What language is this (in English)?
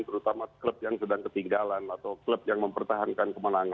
Indonesian